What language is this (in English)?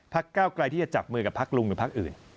Thai